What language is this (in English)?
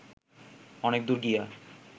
Bangla